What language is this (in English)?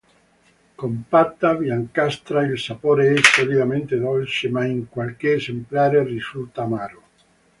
Italian